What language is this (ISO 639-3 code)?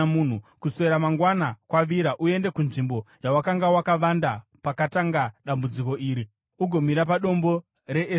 sna